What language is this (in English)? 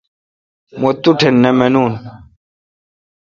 Kalkoti